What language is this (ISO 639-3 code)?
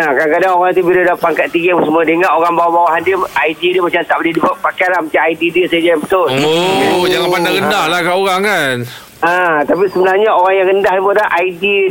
msa